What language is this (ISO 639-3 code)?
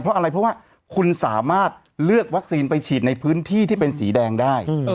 tha